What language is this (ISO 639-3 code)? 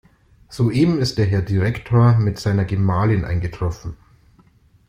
deu